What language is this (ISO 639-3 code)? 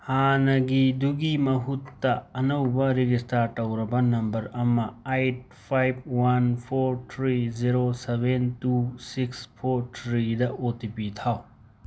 mni